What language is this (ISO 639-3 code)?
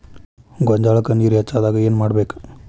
kan